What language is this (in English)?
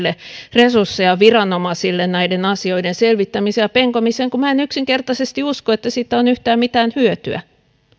Finnish